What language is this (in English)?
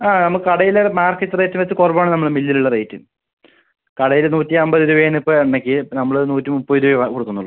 Malayalam